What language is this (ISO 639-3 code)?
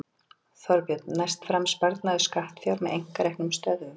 isl